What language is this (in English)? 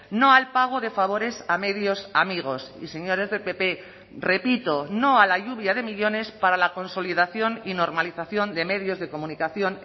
Spanish